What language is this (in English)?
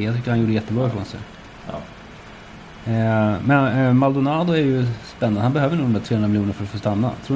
Swedish